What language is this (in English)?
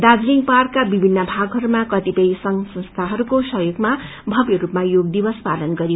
Nepali